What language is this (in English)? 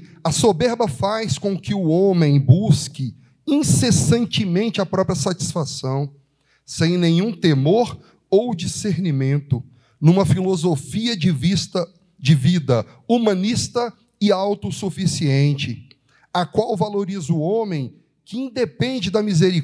Portuguese